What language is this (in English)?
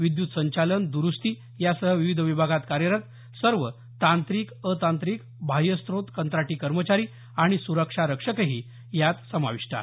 Marathi